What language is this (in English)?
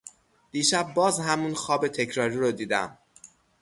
Persian